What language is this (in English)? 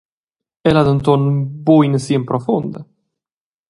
Romansh